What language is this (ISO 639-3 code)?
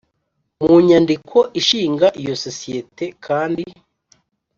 kin